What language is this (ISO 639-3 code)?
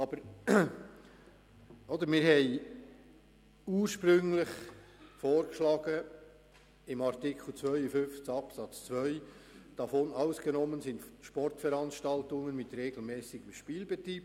gsw